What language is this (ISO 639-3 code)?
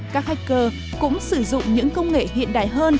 vie